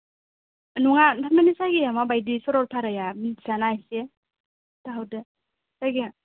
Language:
Bodo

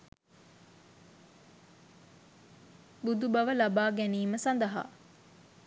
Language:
Sinhala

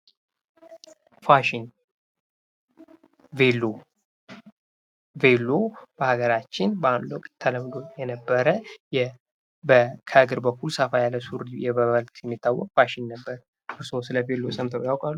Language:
Amharic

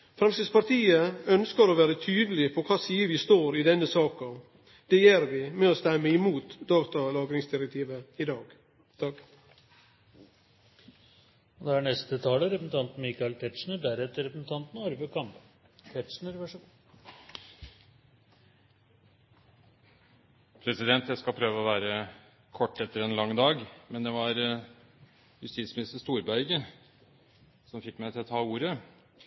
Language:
Norwegian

